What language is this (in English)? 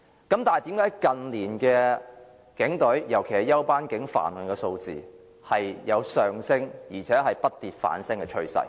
Cantonese